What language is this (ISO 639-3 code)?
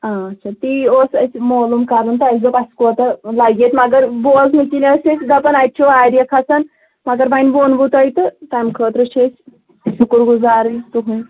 kas